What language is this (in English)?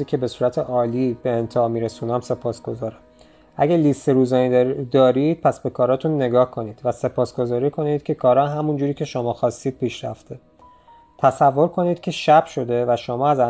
Persian